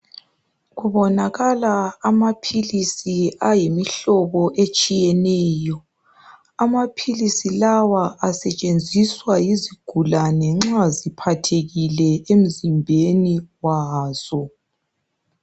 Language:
North Ndebele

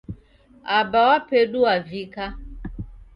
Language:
Taita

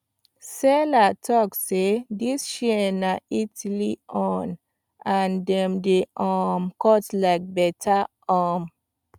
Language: Nigerian Pidgin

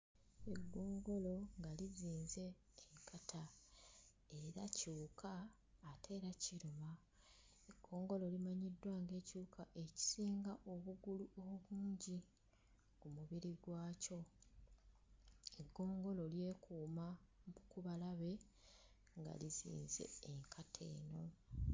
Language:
Ganda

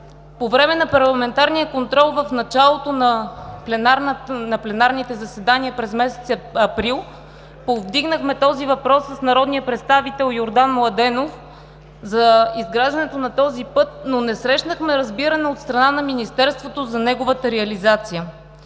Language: Bulgarian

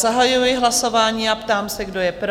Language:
Czech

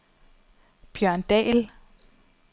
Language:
Danish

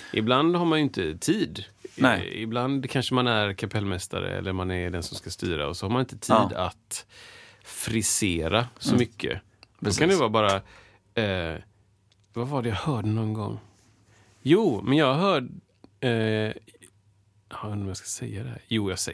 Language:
Swedish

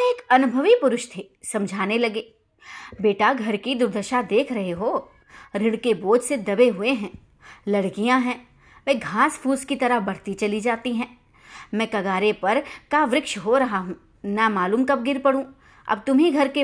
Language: Hindi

